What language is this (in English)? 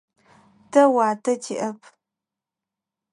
Adyghe